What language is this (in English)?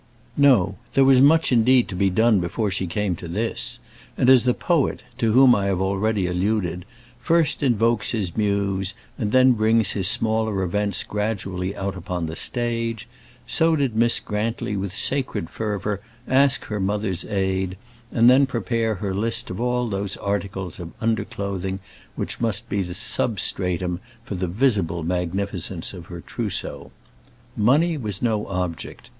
English